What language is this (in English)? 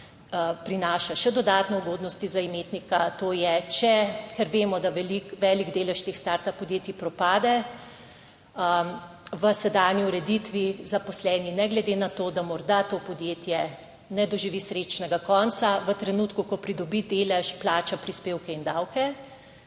Slovenian